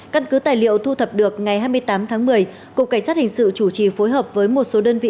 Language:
Vietnamese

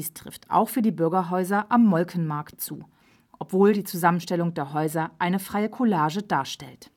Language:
German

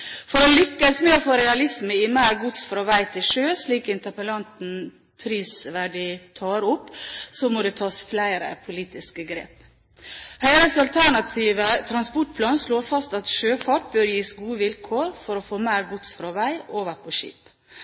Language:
Norwegian Bokmål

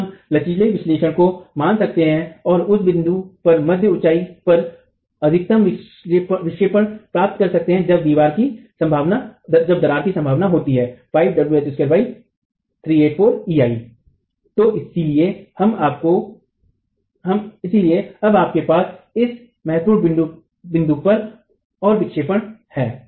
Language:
Hindi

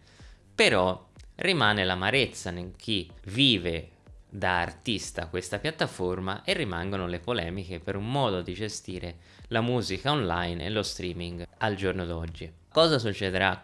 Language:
Italian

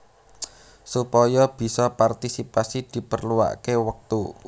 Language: Javanese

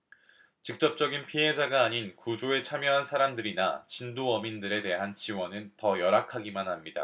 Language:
Korean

